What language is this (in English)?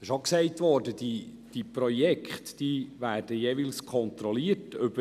Swiss German